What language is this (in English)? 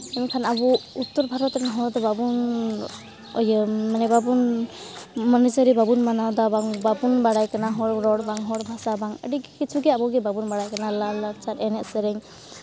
Santali